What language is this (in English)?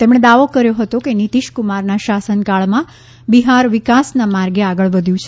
Gujarati